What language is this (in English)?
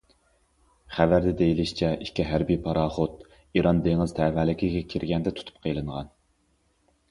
Uyghur